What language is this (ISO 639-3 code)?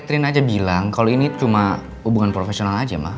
ind